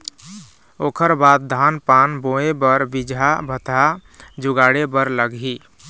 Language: Chhattisgarhi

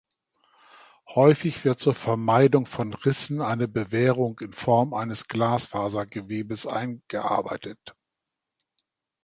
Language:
German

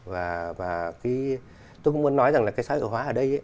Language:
Vietnamese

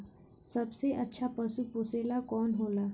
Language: Bhojpuri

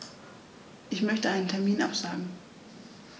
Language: German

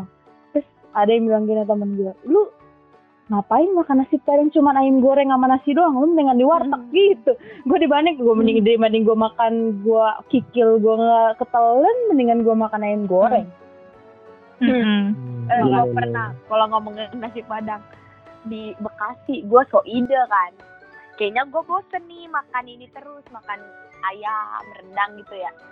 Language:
Indonesian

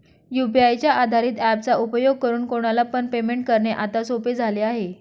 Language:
Marathi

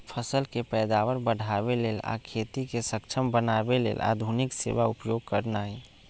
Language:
Magahi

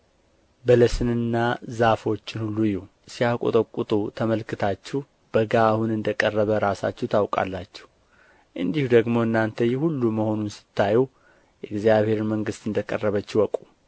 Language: Amharic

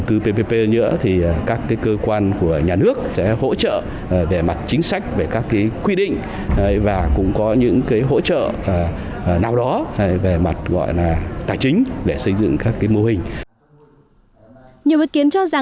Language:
Vietnamese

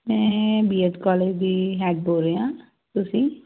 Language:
Punjabi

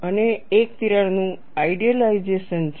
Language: Gujarati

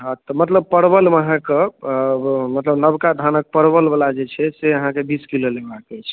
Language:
Maithili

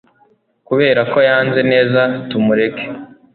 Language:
Kinyarwanda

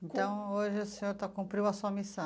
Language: Portuguese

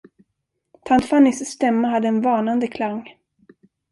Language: Swedish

